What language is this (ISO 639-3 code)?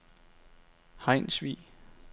dan